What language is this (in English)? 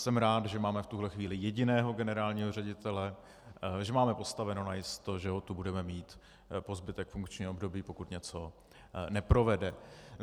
Czech